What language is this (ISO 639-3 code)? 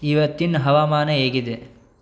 kan